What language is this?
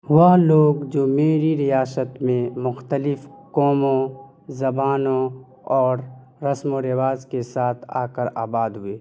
Urdu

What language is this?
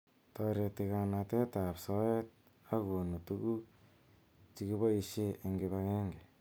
Kalenjin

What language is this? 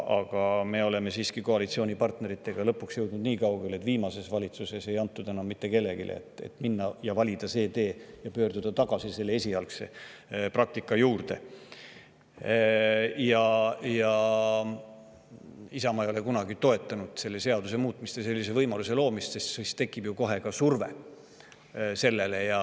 Estonian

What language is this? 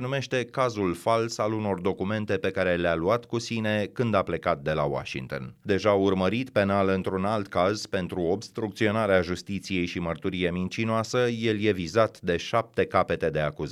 Romanian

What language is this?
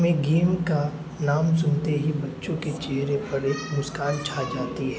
Urdu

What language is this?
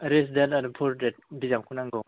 Bodo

